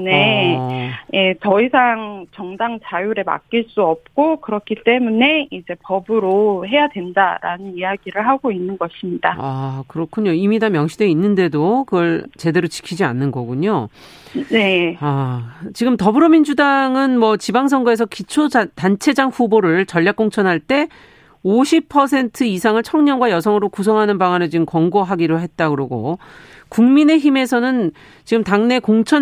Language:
Korean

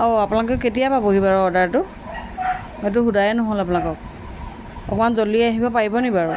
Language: Assamese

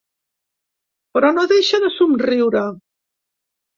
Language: Catalan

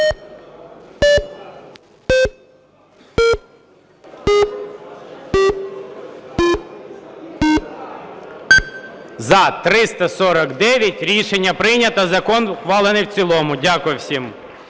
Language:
Ukrainian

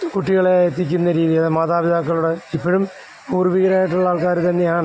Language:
Malayalam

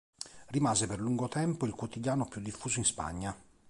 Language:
Italian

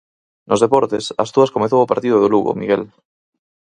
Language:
Galician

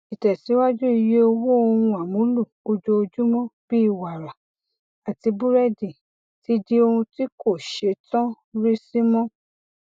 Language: Yoruba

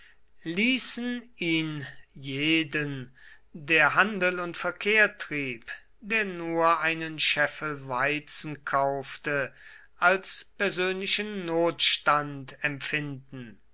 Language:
German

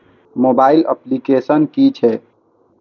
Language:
Maithili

